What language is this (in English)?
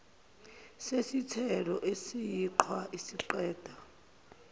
Zulu